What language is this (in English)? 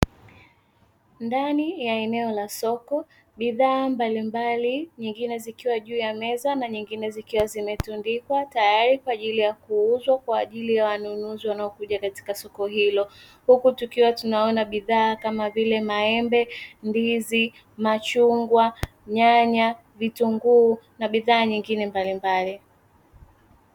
Swahili